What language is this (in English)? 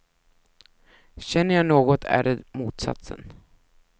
Swedish